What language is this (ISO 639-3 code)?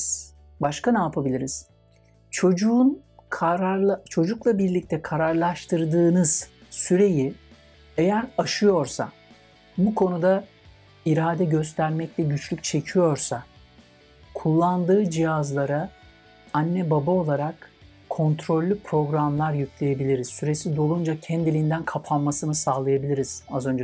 tur